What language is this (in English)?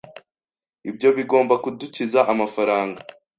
Kinyarwanda